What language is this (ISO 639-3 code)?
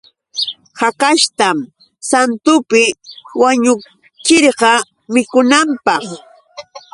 qux